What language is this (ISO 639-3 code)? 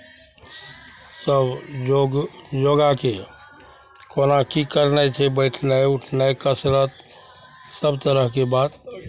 mai